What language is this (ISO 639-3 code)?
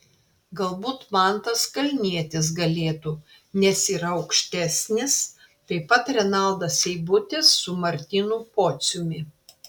lit